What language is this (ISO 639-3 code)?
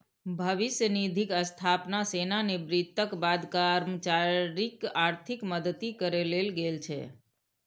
mai